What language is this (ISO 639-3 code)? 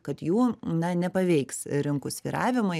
lit